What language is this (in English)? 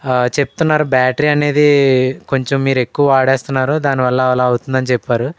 Telugu